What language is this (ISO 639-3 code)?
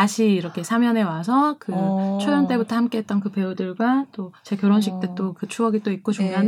kor